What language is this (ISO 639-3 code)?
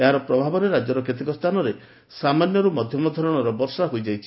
ori